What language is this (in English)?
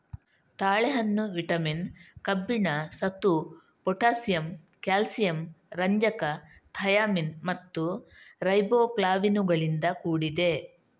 Kannada